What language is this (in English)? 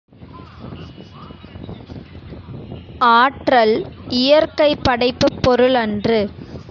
Tamil